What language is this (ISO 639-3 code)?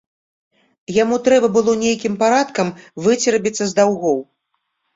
bel